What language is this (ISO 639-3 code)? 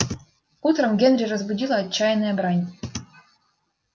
rus